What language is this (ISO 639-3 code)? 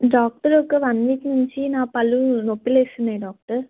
tel